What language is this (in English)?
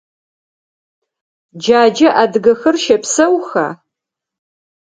Adyghe